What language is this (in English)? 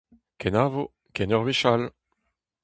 Breton